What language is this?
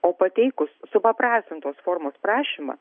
Lithuanian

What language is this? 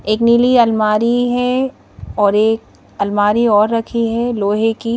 Hindi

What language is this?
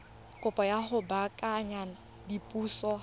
Tswana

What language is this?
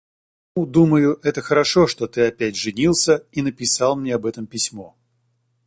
Russian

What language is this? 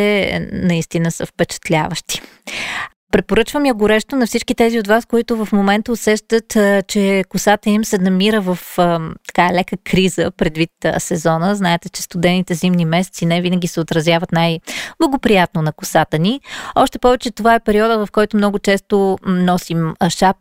Bulgarian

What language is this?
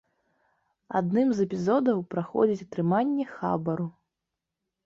Belarusian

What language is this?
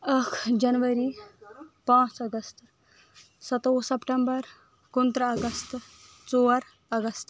Kashmiri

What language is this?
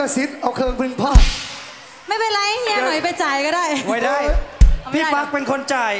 Thai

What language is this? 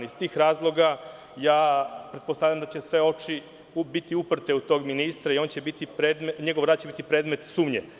Serbian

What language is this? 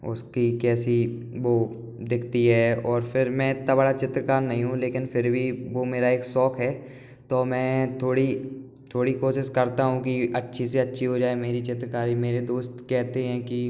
Hindi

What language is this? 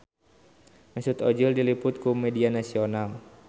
Sundanese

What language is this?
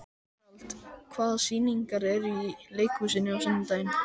Icelandic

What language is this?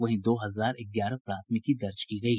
Hindi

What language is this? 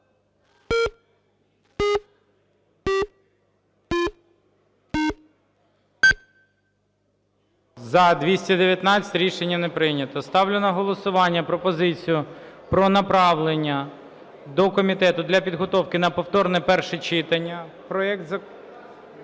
Ukrainian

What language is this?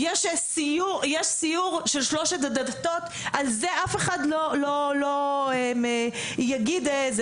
Hebrew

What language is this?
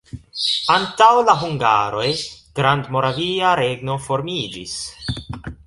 Esperanto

